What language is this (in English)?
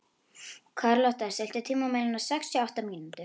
Icelandic